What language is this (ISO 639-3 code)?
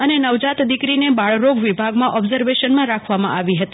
guj